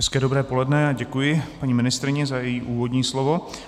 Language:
Czech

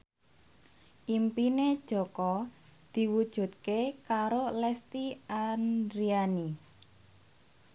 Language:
Javanese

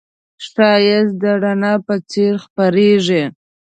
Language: Pashto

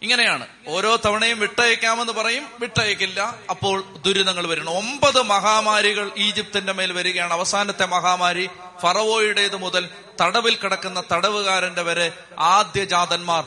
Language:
Malayalam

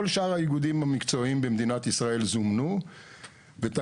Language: Hebrew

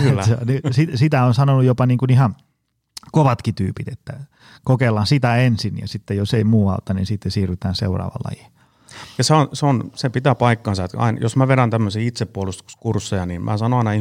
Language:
Finnish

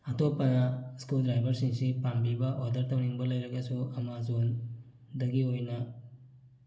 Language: Manipuri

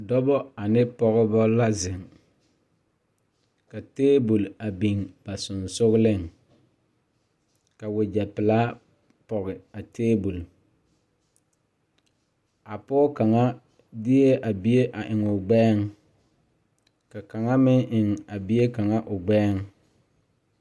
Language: Southern Dagaare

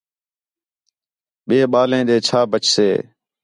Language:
Khetrani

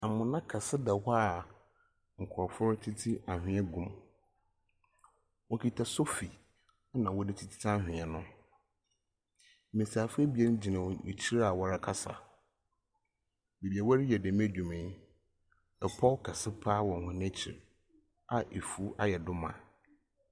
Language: Akan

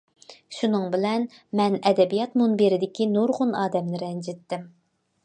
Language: Uyghur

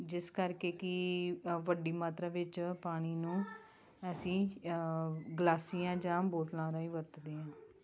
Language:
Punjabi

